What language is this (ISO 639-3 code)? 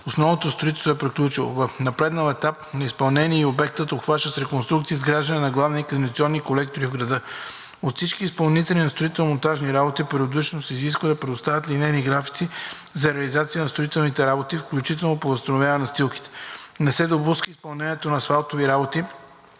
bul